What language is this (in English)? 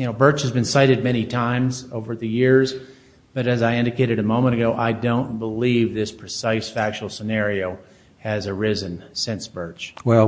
English